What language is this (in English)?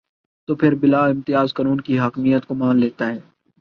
Urdu